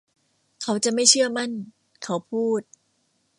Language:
Thai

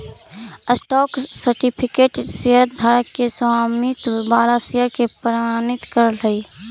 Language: Magahi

